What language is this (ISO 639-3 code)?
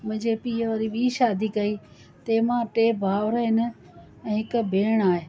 snd